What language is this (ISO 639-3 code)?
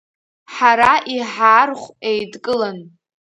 abk